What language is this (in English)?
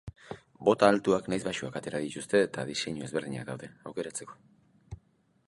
Basque